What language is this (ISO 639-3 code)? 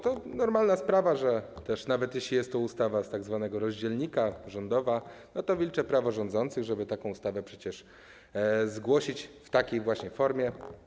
pol